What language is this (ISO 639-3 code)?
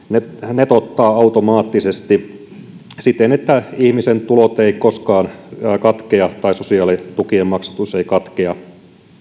fin